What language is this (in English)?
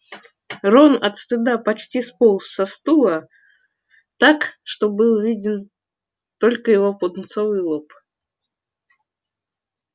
Russian